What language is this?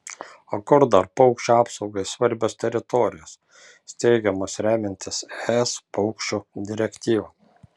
Lithuanian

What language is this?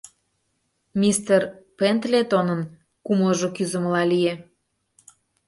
Mari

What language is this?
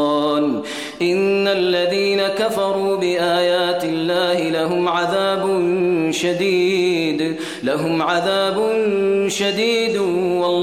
Arabic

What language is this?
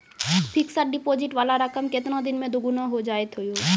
Maithili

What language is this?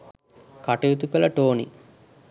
Sinhala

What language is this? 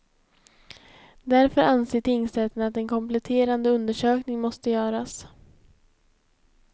Swedish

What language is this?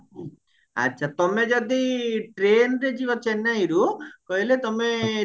Odia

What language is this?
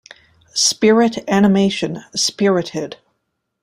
English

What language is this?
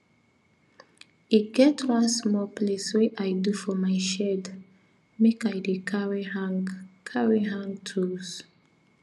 Nigerian Pidgin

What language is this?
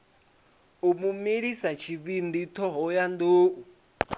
Venda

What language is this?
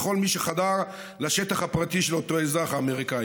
Hebrew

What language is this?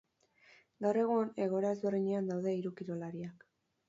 Basque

